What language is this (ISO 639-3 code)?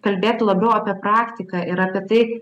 lit